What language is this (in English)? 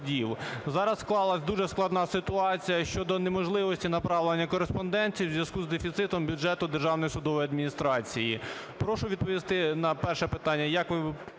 Ukrainian